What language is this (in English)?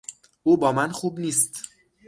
Persian